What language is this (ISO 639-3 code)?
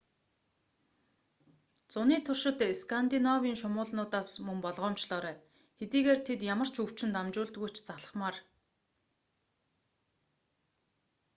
mon